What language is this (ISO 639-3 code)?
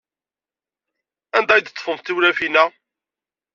kab